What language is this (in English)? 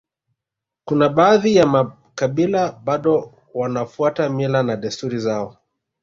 Swahili